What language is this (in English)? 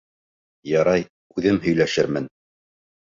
Bashkir